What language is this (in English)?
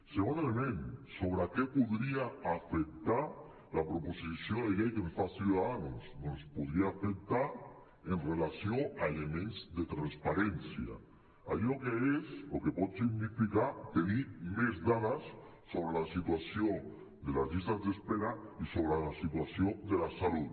Catalan